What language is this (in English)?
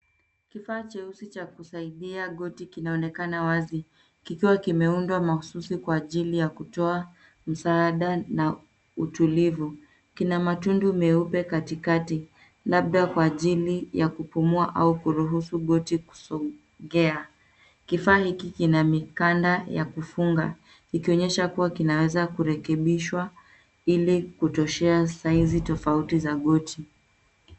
Swahili